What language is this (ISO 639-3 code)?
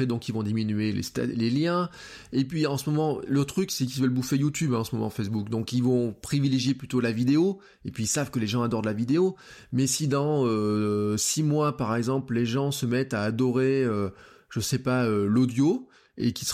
fra